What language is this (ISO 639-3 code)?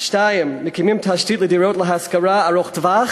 heb